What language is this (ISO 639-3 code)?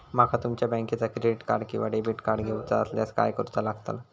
mar